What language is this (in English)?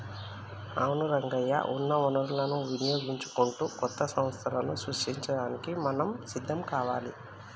Telugu